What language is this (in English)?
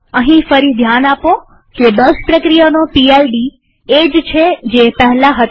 Gujarati